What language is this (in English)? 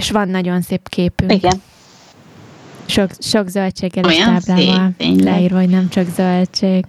Hungarian